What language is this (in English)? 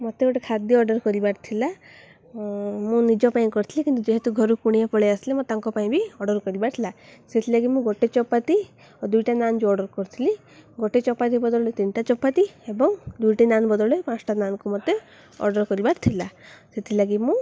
Odia